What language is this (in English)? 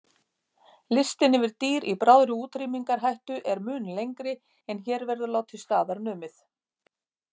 Icelandic